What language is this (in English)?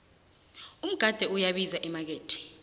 South Ndebele